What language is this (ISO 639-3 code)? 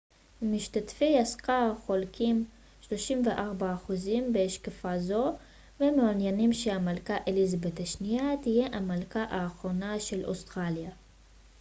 heb